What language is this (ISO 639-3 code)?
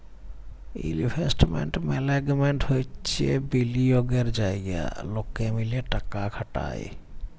ben